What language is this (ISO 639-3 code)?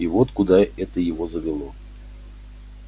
rus